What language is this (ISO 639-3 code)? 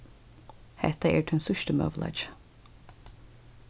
fao